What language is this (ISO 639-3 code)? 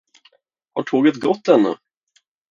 swe